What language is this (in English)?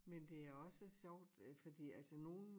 Danish